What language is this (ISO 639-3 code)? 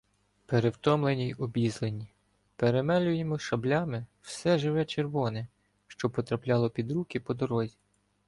ukr